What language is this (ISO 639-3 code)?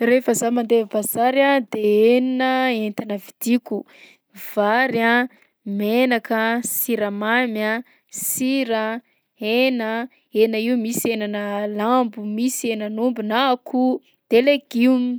bzc